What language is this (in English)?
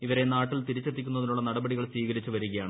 Malayalam